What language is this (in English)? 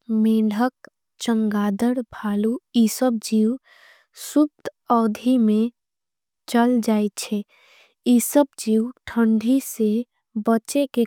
Angika